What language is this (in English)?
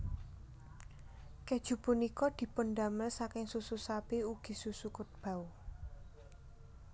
Javanese